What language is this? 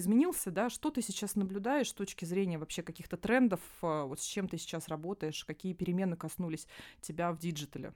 Russian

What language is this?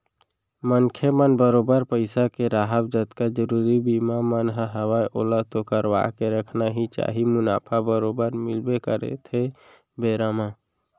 Chhattisgarhi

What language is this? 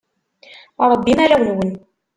Kabyle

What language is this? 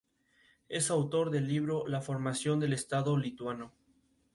Spanish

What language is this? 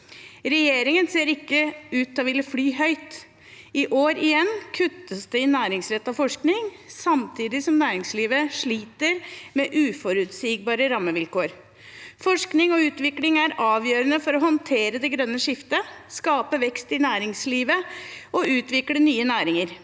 Norwegian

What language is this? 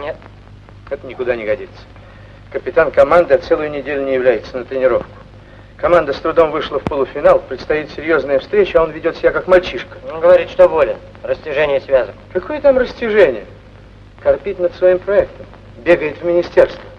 Russian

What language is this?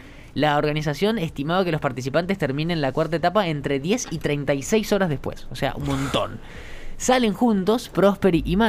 Spanish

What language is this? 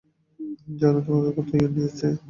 Bangla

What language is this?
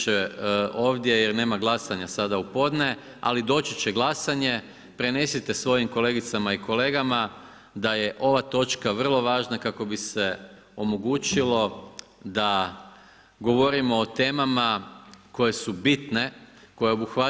Croatian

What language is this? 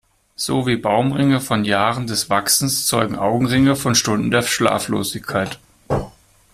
German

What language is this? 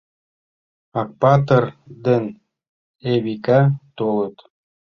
Mari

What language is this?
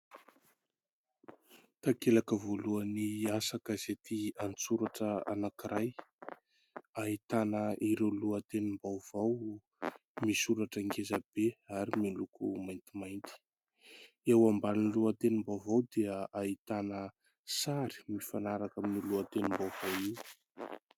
Malagasy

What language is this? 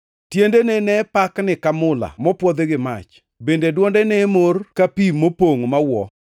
Luo (Kenya and Tanzania)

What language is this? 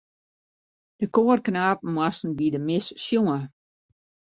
Western Frisian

